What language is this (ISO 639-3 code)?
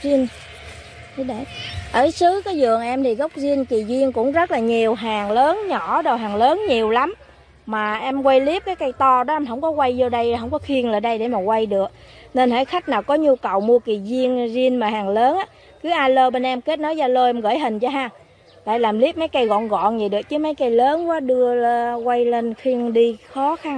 vie